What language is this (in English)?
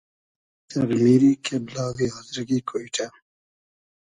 Hazaragi